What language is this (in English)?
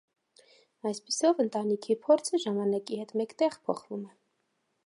Armenian